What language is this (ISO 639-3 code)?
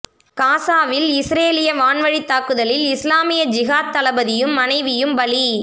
tam